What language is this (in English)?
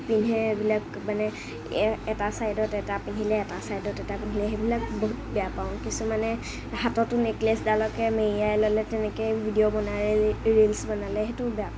Assamese